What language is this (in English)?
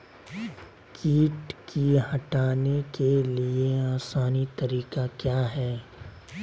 Magahi